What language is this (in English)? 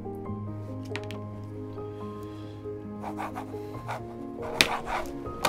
Korean